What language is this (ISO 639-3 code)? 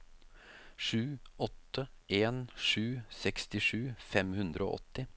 nor